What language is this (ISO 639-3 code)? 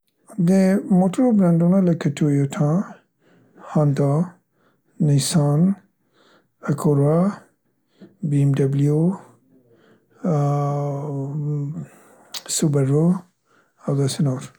pst